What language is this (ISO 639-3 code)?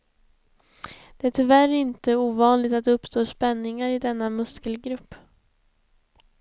swe